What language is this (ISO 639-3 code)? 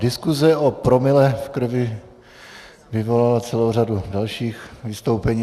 ces